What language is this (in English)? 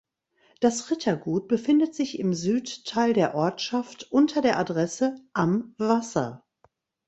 German